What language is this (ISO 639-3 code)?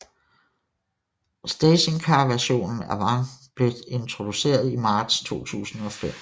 dan